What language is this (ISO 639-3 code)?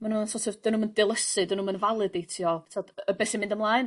cym